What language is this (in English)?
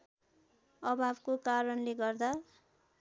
Nepali